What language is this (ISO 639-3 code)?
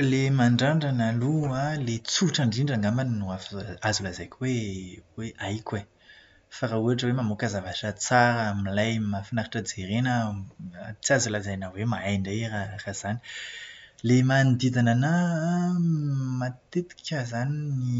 mlg